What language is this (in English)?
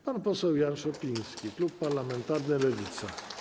Polish